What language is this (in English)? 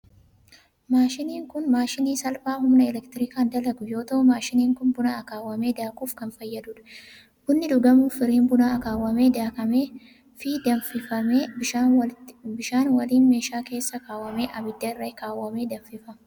Oromo